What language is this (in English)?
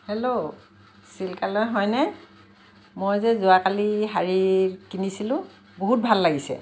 Assamese